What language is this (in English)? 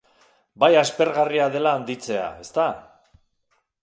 Basque